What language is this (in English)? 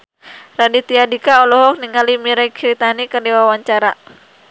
Sundanese